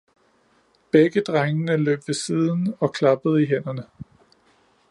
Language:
Danish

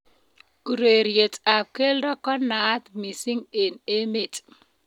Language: Kalenjin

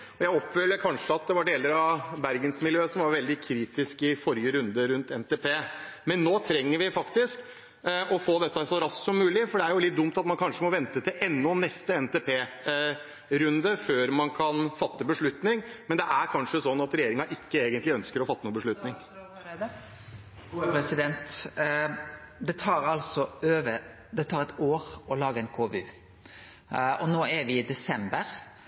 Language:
Norwegian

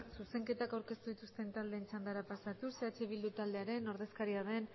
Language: Basque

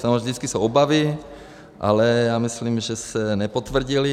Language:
Czech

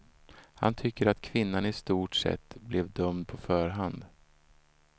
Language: Swedish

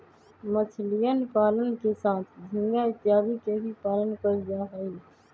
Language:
Magahi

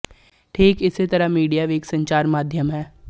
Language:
Punjabi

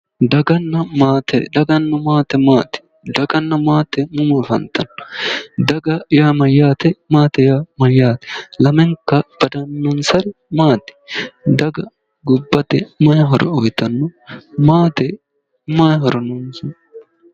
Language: Sidamo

